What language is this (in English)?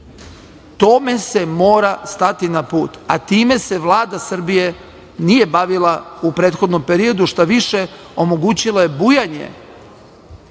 Serbian